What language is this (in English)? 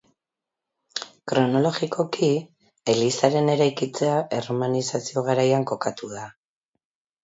Basque